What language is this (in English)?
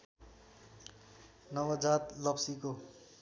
Nepali